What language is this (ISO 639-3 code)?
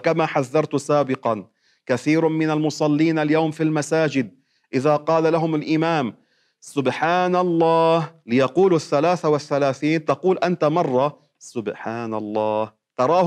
ara